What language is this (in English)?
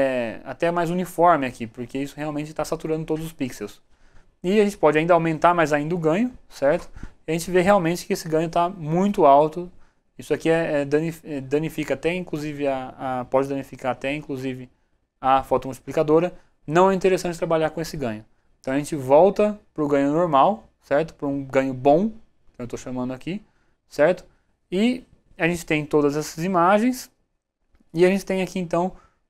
Portuguese